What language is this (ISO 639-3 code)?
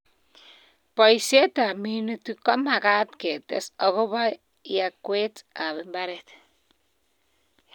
kln